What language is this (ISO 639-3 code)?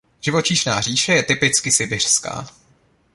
ces